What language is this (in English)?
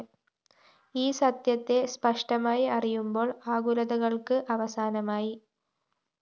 Malayalam